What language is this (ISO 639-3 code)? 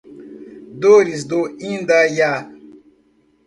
por